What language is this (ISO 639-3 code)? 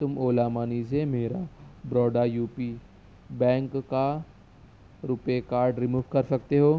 urd